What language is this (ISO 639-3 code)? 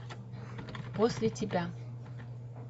rus